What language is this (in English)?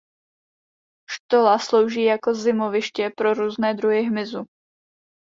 Czech